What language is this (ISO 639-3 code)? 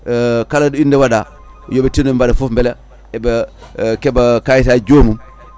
ful